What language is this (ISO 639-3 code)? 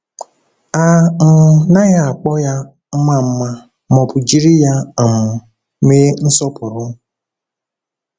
ibo